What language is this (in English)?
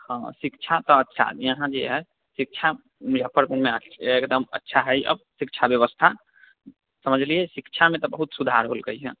Maithili